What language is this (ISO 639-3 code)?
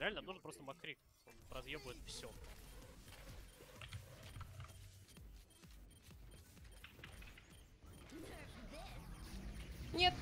rus